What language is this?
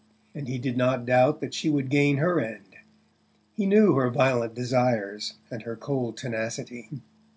English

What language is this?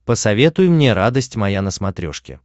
Russian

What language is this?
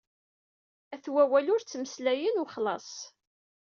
Kabyle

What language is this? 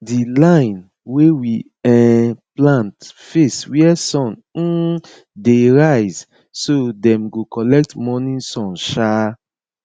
Nigerian Pidgin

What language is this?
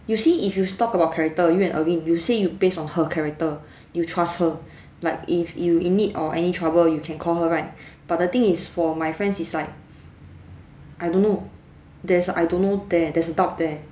English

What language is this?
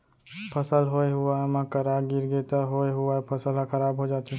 Chhattisgarhi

